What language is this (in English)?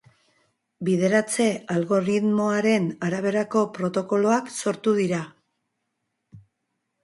Basque